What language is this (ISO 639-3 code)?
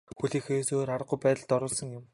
mon